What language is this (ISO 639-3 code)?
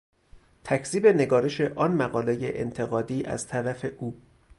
fas